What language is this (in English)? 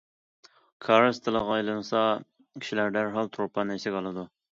Uyghur